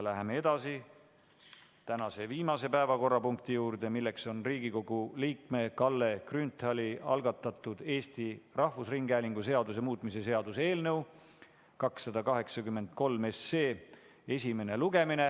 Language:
Estonian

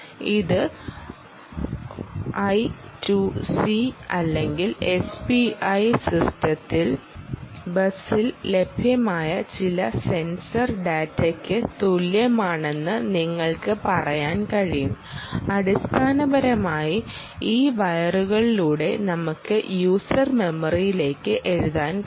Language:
Malayalam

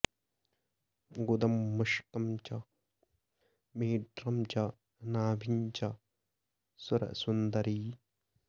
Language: Sanskrit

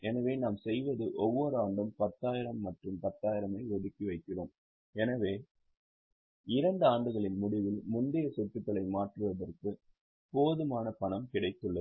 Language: Tamil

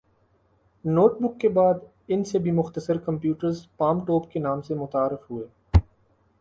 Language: Urdu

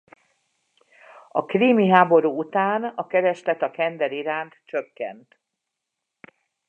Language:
Hungarian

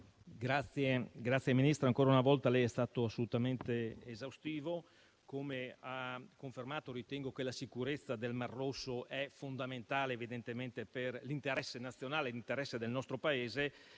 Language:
Italian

